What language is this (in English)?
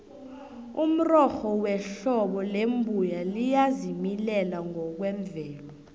South Ndebele